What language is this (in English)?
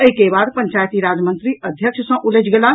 Maithili